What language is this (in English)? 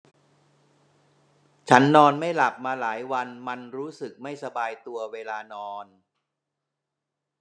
Thai